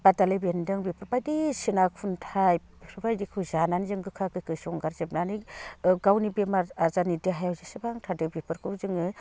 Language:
Bodo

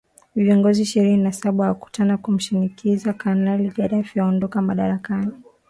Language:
Swahili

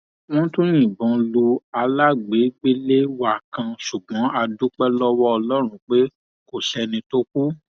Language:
Yoruba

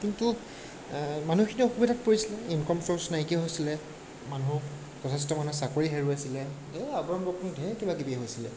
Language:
Assamese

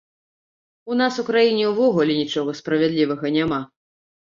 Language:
Belarusian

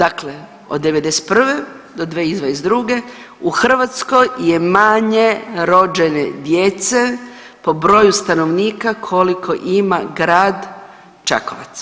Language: Croatian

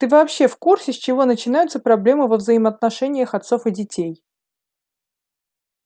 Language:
Russian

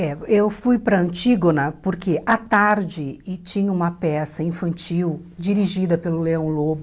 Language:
Portuguese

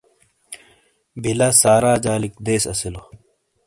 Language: Shina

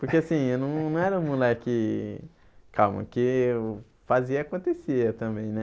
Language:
Portuguese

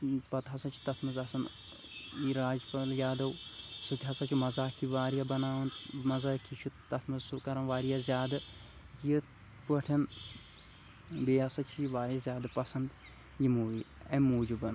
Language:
Kashmiri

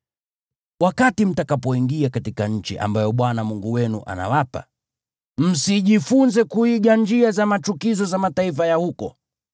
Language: Swahili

